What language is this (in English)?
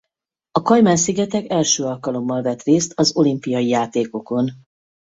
Hungarian